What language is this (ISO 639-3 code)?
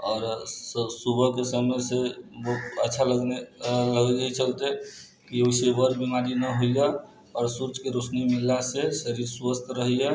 mai